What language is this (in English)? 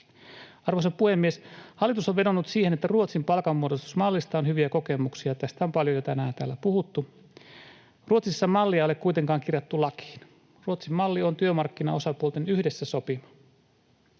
Finnish